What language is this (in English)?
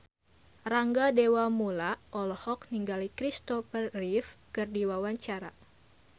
Sundanese